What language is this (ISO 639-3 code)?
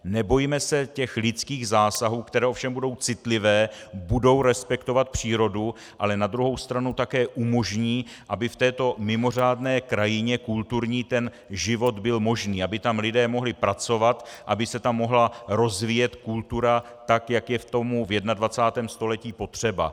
ces